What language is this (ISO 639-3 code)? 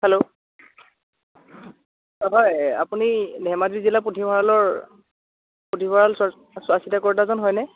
asm